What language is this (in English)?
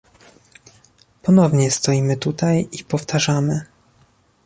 Polish